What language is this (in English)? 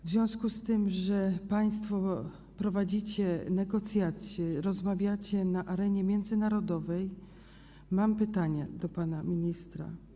Polish